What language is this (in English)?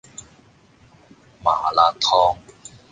Cantonese